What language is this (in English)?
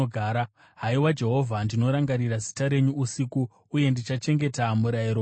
Shona